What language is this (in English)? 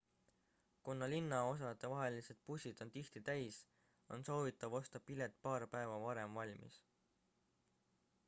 Estonian